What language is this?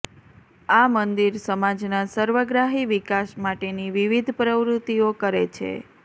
Gujarati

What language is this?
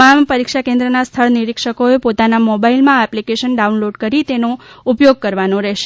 Gujarati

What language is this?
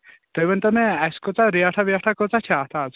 Kashmiri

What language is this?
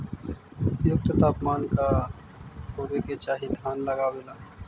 Magahi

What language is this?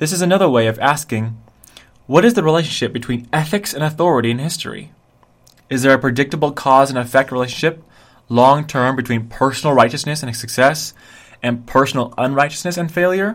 English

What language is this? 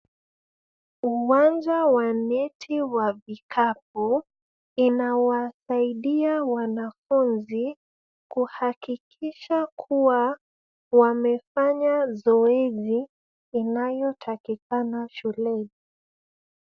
Swahili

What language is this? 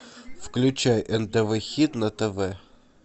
Russian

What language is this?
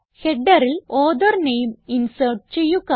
Malayalam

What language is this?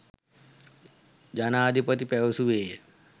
Sinhala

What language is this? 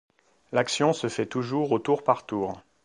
French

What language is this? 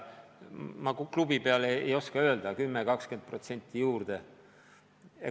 Estonian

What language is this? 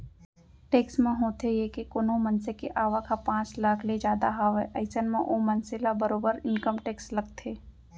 Chhattisgarhi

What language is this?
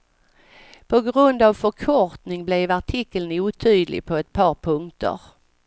Swedish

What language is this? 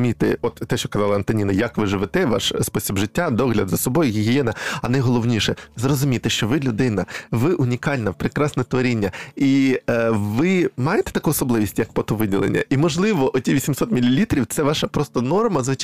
Ukrainian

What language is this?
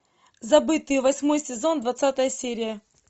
Russian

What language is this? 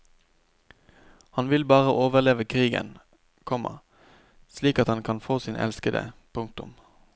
Norwegian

